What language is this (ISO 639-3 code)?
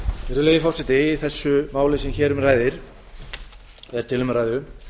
isl